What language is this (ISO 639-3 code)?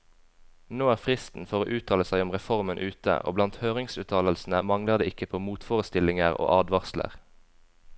nor